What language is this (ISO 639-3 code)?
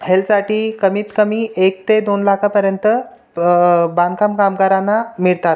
mar